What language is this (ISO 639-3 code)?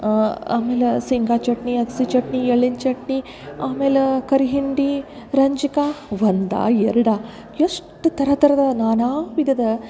kan